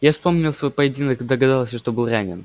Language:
Russian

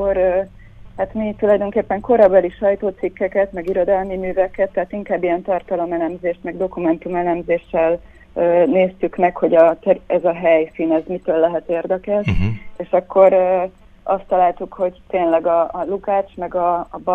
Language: Hungarian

